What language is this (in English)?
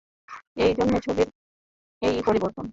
Bangla